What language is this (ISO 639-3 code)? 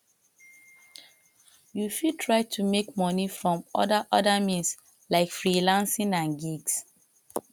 pcm